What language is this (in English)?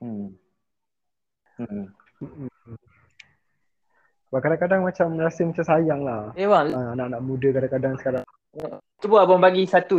Malay